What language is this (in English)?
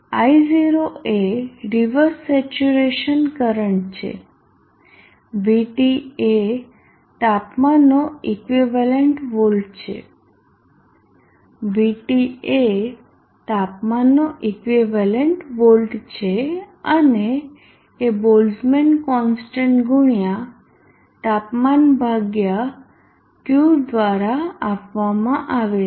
Gujarati